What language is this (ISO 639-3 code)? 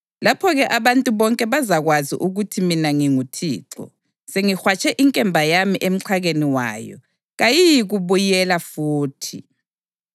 nde